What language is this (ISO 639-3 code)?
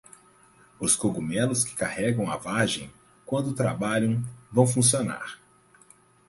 por